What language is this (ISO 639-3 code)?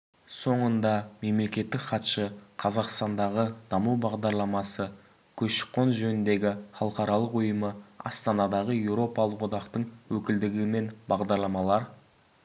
kaz